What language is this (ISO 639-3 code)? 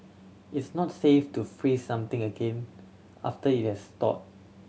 eng